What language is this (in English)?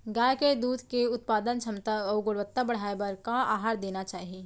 Chhattisgarhi